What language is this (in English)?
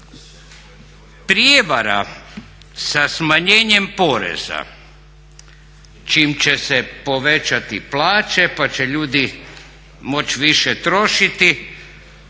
Croatian